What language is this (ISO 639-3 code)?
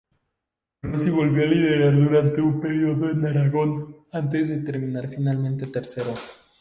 spa